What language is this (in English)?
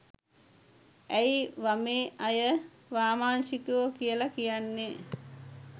Sinhala